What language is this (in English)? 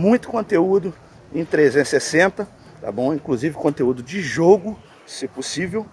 Portuguese